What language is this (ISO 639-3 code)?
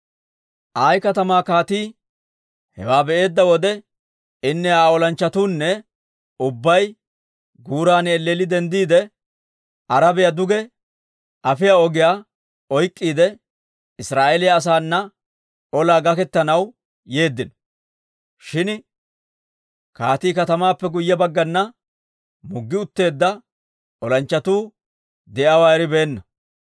dwr